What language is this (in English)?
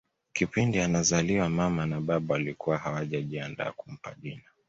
Swahili